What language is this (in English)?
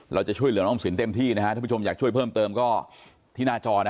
Thai